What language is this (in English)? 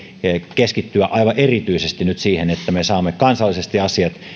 Finnish